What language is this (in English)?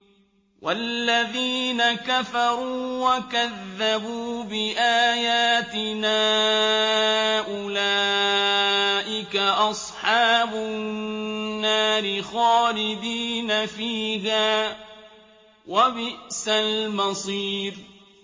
Arabic